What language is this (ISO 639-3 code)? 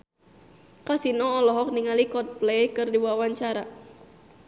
sun